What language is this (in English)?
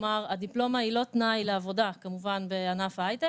Hebrew